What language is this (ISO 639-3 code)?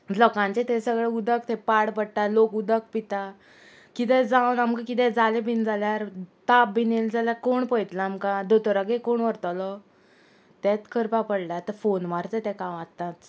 kok